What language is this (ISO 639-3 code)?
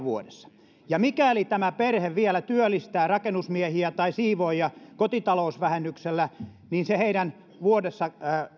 fin